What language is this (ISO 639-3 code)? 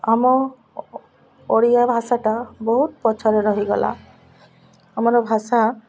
ori